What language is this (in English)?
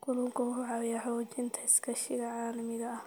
Somali